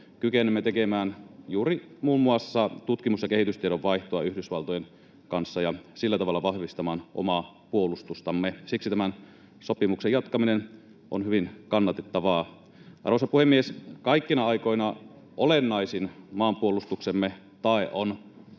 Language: Finnish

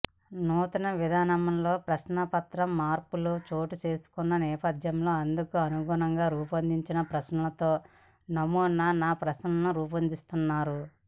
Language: Telugu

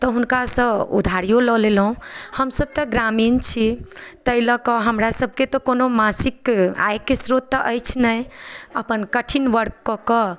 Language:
Maithili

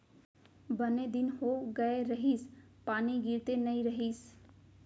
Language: Chhattisgarhi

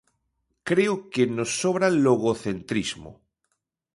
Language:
Galician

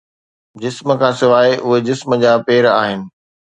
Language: Sindhi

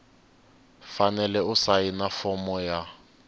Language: Tsonga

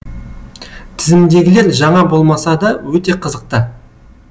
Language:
Kazakh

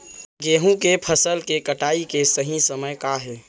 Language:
Chhattisgarhi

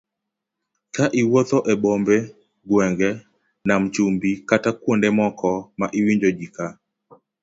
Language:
Luo (Kenya and Tanzania)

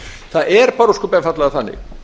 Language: Icelandic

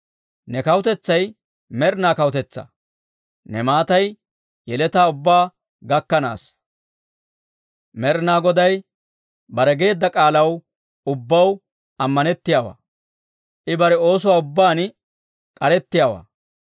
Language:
Dawro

